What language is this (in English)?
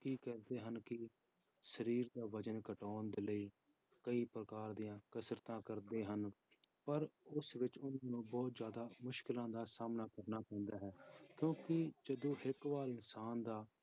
Punjabi